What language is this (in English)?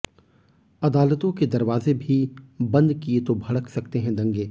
Hindi